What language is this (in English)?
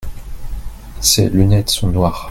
French